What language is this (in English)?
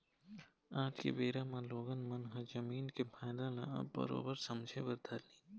Chhattisgarhi